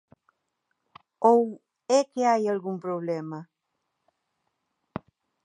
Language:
Galician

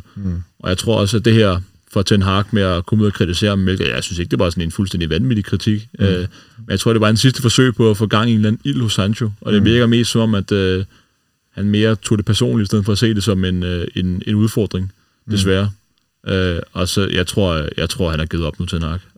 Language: Danish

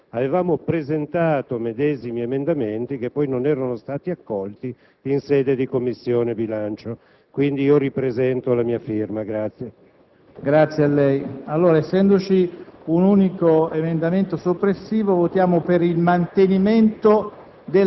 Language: Italian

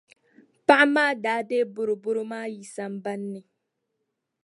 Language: Dagbani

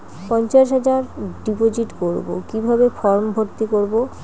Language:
Bangla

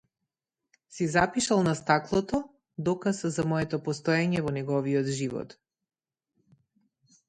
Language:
Macedonian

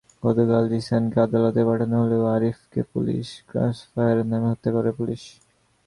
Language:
Bangla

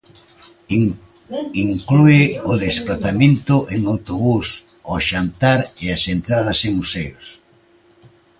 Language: Galician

